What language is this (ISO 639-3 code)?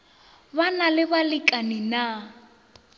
nso